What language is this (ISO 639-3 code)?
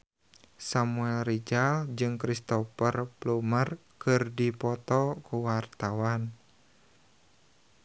sun